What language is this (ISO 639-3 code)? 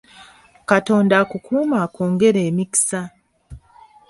lug